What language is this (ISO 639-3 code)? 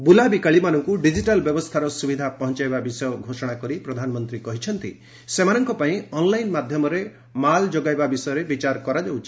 ori